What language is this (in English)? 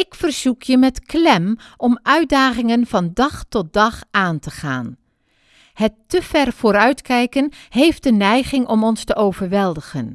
Dutch